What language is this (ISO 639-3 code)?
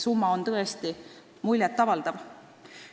est